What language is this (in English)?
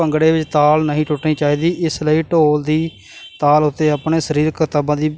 Punjabi